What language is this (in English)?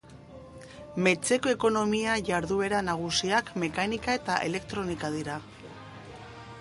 Basque